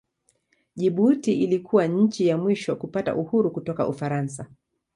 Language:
Swahili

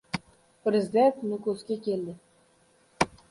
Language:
Uzbek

